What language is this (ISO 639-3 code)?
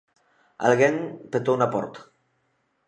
glg